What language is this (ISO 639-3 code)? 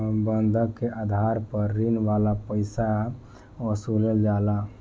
bho